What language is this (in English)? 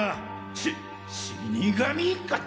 Japanese